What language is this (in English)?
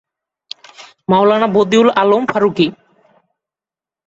Bangla